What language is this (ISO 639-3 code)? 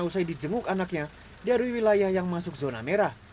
ind